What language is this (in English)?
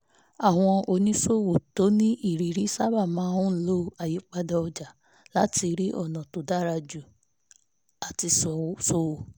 Yoruba